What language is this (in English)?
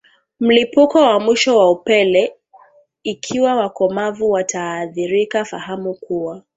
Swahili